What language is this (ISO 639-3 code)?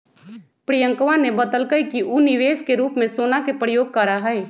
mag